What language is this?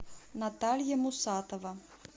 Russian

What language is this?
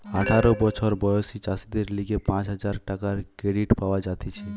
Bangla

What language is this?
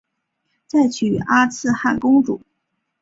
Chinese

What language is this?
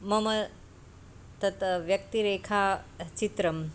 Sanskrit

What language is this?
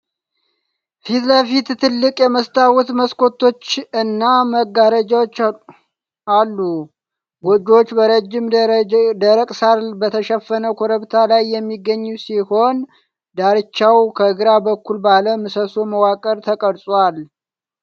Amharic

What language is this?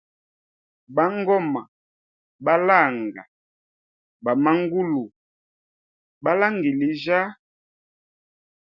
Hemba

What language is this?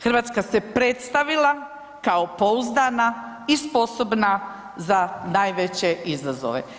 Croatian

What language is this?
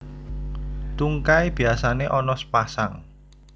Javanese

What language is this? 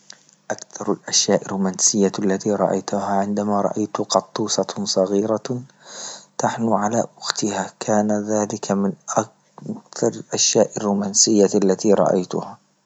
Libyan Arabic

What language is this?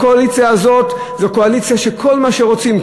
Hebrew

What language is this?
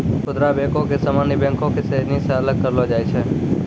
Maithili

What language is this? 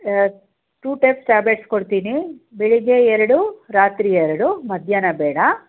Kannada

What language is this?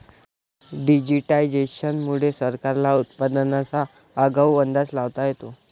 Marathi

